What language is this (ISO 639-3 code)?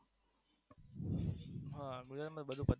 guj